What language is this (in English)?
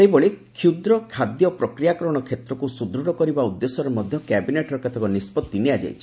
Odia